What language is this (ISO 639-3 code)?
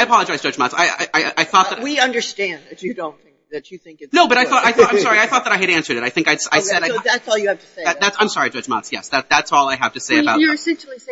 eng